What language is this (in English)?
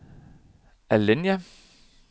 Danish